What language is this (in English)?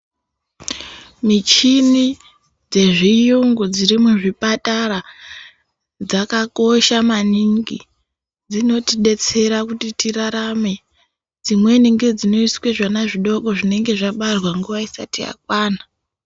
Ndau